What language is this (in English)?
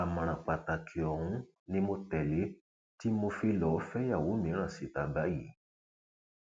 Yoruba